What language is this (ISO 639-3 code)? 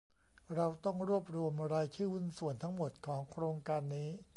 tha